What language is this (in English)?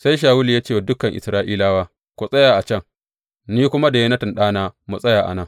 Hausa